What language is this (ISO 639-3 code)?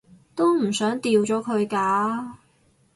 yue